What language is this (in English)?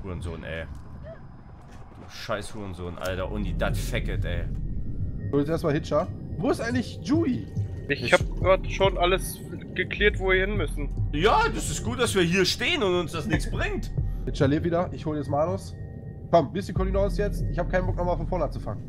German